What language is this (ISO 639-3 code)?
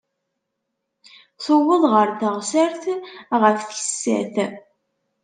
kab